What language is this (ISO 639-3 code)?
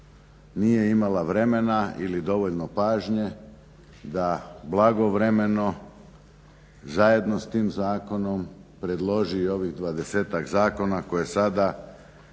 hrv